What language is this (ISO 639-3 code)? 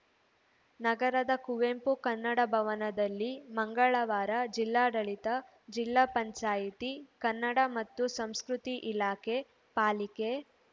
kan